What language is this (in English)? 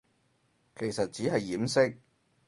Cantonese